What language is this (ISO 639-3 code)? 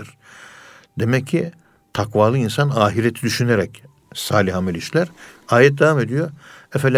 tur